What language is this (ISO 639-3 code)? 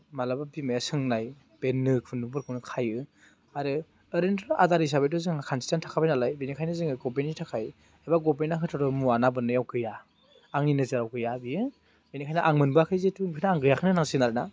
brx